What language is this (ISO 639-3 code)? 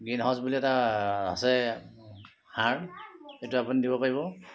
asm